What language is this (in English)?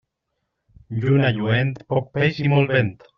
Catalan